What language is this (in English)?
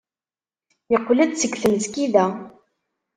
Kabyle